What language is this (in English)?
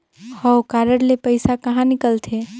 Chhattisgarhi